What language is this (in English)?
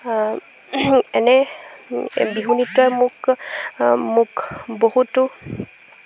Assamese